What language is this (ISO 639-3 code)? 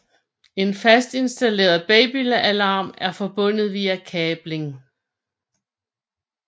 dan